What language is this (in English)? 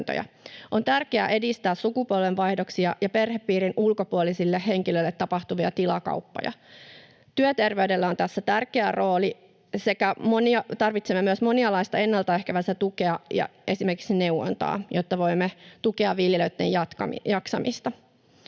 Finnish